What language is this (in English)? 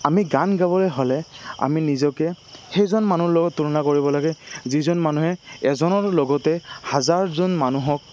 Assamese